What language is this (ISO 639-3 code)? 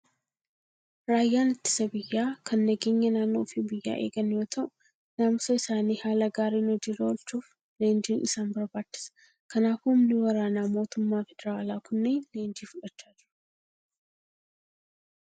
orm